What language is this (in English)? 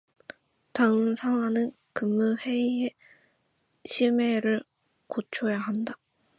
Korean